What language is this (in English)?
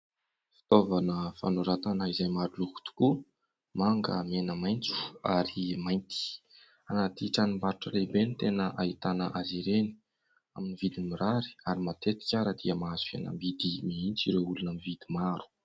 Malagasy